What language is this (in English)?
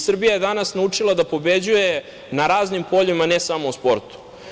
Serbian